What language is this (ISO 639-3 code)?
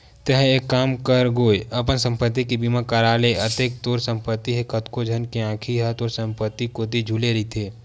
hne